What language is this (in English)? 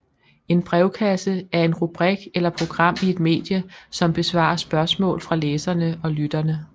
Danish